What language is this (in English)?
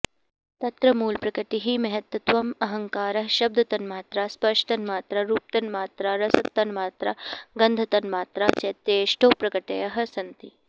Sanskrit